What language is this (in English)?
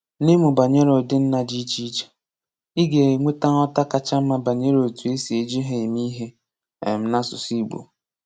Igbo